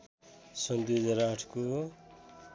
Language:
Nepali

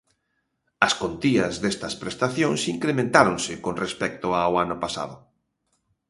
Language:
Galician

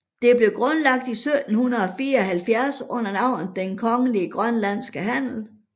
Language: Danish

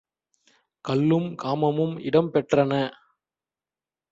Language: Tamil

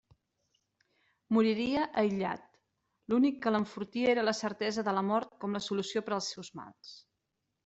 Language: Catalan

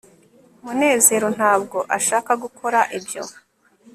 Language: Kinyarwanda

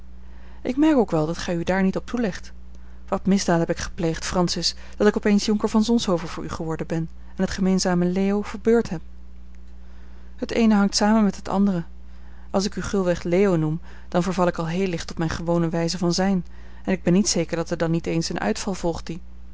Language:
Dutch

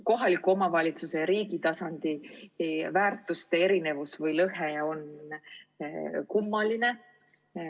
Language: Estonian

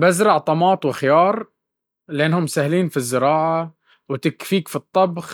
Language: Baharna Arabic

